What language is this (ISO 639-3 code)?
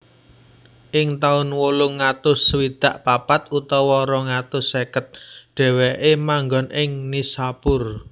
jav